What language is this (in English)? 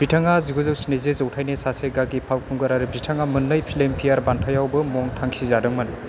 Bodo